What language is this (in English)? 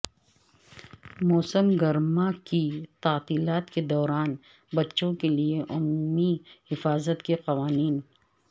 Urdu